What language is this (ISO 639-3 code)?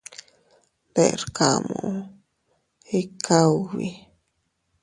cut